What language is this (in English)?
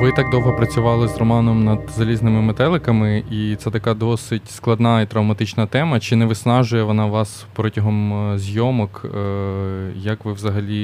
Ukrainian